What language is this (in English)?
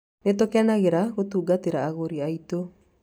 Kikuyu